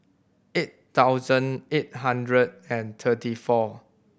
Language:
English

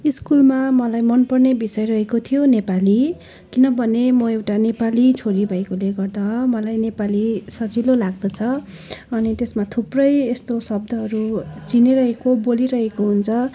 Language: Nepali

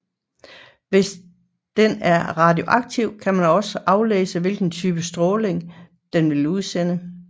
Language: Danish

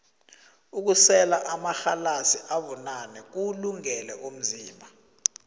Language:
South Ndebele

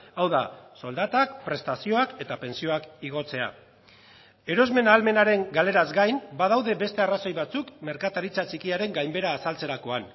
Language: Basque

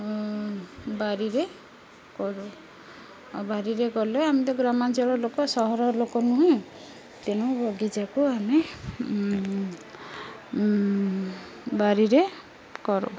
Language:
Odia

